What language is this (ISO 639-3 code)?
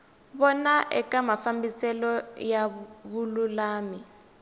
tso